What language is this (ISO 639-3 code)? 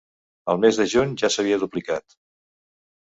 cat